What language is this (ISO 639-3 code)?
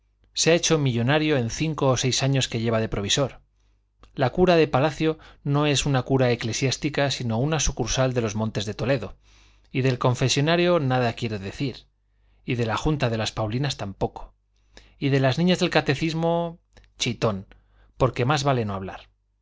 spa